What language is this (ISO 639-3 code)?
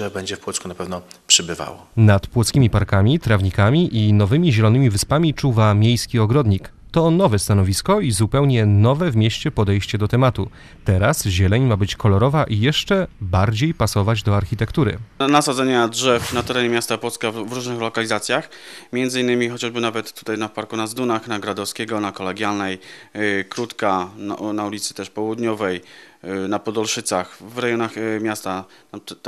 pol